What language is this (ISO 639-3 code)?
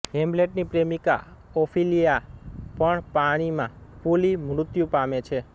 guj